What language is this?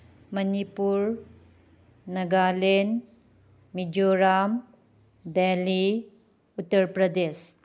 Manipuri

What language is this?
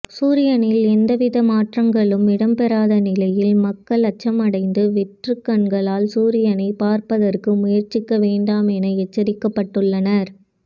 Tamil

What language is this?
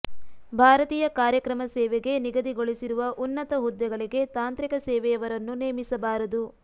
Kannada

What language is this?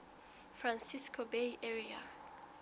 Southern Sotho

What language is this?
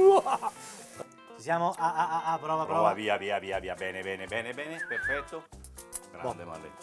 Italian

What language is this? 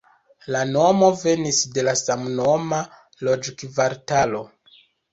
Esperanto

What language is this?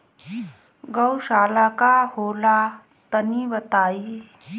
Bhojpuri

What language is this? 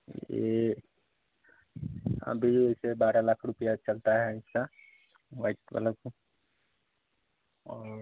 Hindi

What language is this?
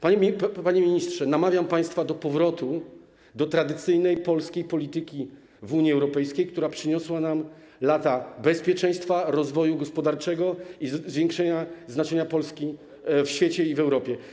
Polish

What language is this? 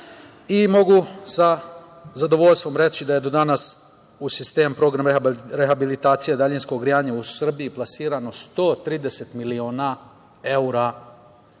Serbian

